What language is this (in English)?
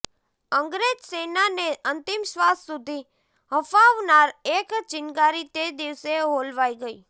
Gujarati